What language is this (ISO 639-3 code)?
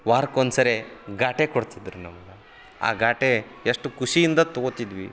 kan